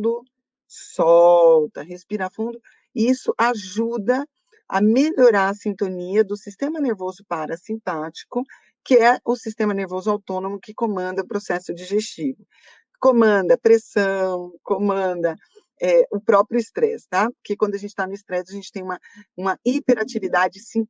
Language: Portuguese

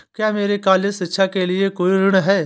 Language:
Hindi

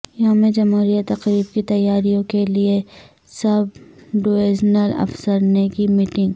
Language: Urdu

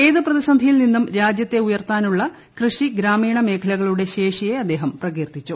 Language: Malayalam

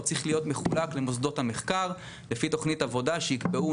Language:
Hebrew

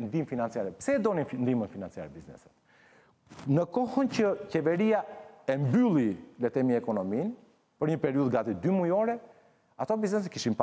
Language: Romanian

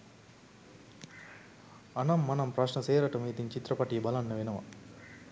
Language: Sinhala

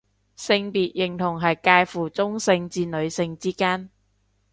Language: Cantonese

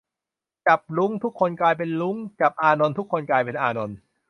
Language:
Thai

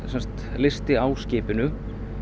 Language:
Icelandic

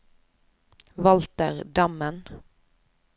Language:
Norwegian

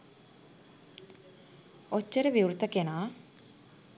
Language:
Sinhala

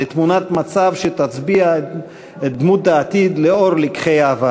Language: Hebrew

